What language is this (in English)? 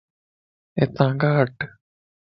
Lasi